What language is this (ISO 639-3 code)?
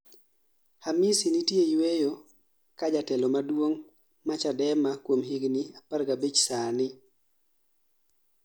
luo